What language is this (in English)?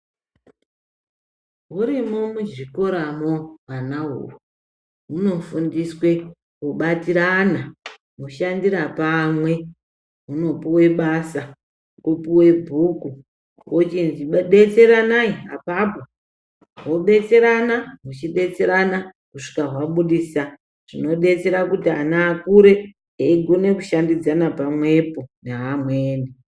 Ndau